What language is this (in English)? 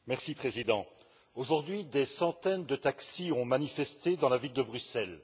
French